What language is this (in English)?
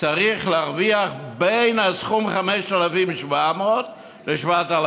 Hebrew